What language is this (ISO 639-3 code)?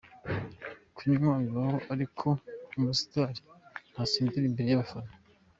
kin